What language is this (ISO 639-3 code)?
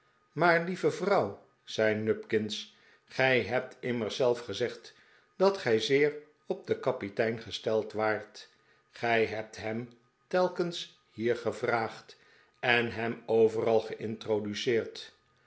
nld